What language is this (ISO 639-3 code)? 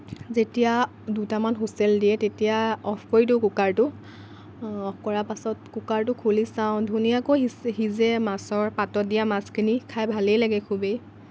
asm